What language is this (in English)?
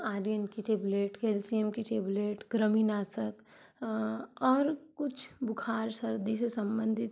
Hindi